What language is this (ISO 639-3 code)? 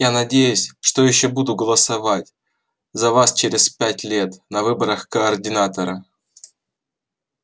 rus